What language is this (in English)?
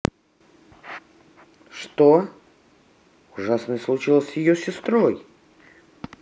Russian